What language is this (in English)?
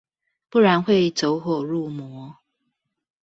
Chinese